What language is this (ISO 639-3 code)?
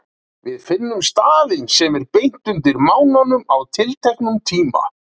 isl